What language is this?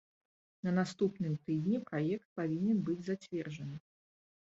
Belarusian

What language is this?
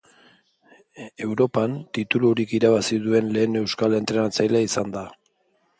Basque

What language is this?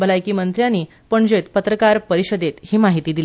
Konkani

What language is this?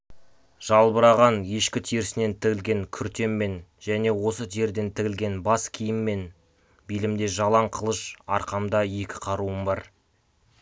Kazakh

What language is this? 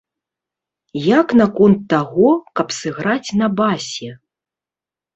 Belarusian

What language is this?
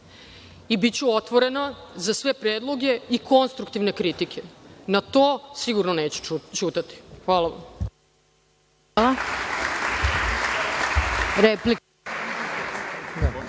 Serbian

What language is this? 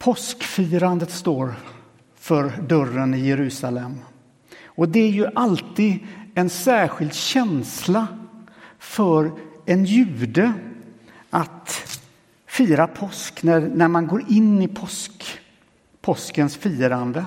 Swedish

